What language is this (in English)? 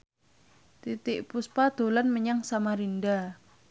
Javanese